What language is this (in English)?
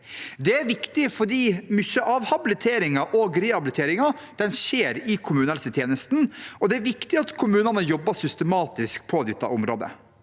Norwegian